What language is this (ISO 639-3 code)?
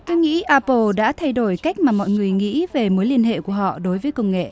vie